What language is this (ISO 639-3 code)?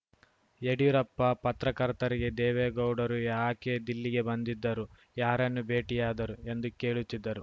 kan